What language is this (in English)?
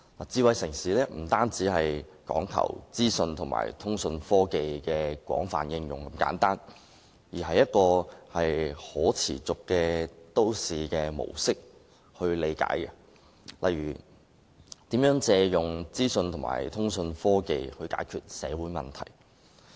Cantonese